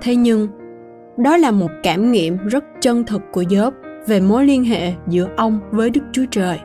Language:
Vietnamese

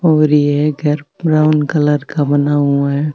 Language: Marwari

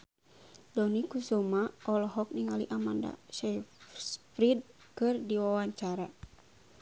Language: Sundanese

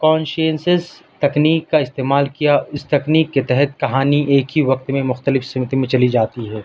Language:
Urdu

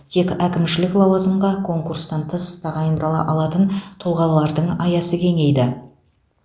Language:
Kazakh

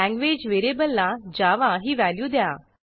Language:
Marathi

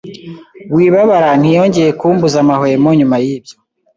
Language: Kinyarwanda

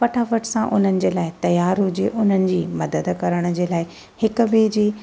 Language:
Sindhi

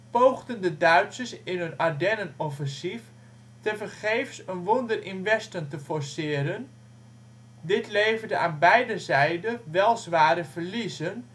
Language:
Dutch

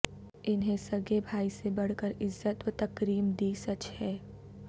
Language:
Urdu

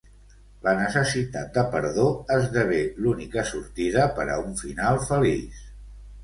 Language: Catalan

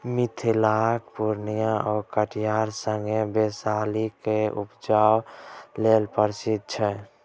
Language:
Maithili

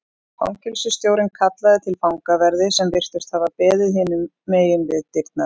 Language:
Icelandic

